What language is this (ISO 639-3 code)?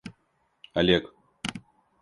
rus